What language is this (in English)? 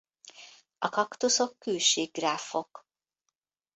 Hungarian